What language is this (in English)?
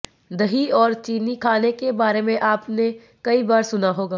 Hindi